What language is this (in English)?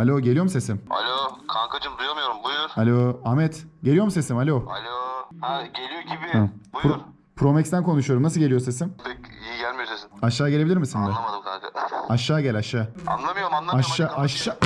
Turkish